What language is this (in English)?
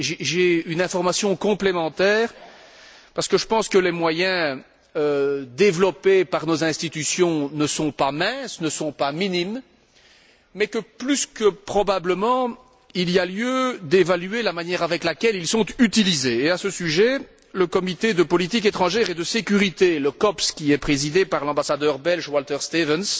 French